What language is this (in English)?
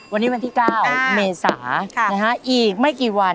Thai